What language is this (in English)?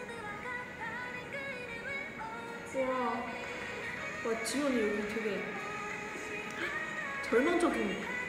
Korean